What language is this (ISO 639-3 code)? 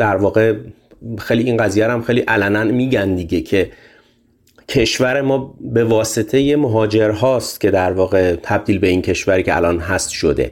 fas